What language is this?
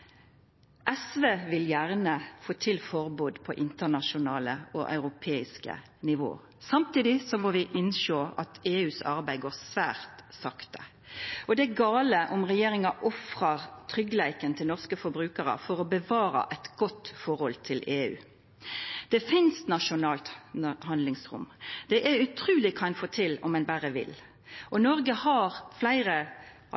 Norwegian Nynorsk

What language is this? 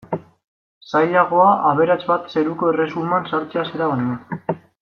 Basque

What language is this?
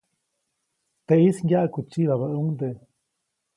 Copainalá Zoque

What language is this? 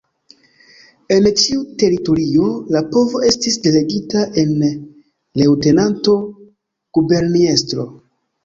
Esperanto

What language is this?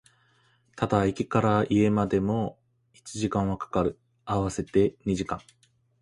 Japanese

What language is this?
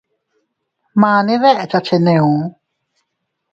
Teutila Cuicatec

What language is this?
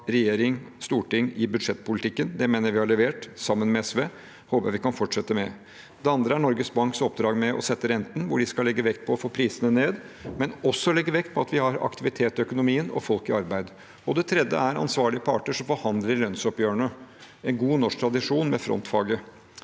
Norwegian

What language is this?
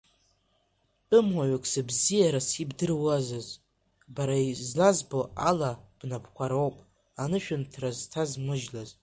Abkhazian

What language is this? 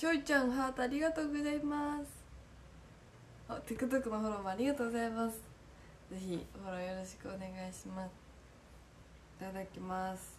Japanese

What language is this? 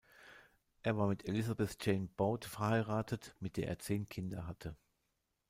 German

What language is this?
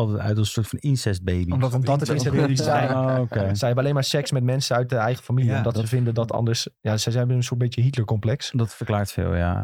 Dutch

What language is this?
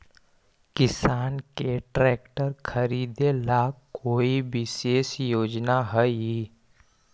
Magahi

